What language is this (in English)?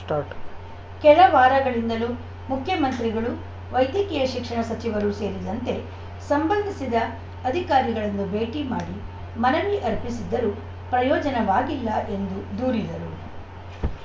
Kannada